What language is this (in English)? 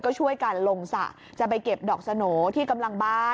Thai